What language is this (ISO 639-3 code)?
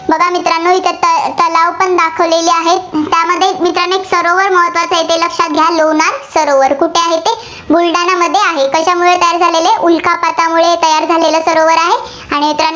mar